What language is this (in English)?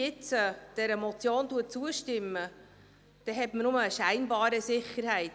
Swiss German